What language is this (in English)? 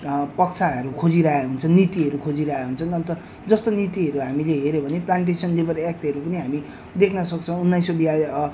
Nepali